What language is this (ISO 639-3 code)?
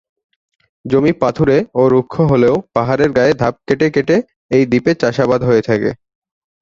ben